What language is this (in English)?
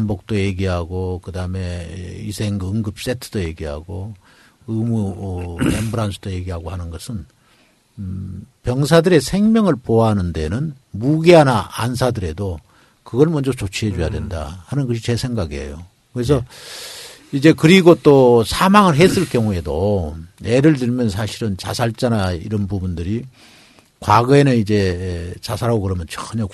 Korean